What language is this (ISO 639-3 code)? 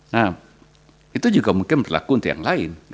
ind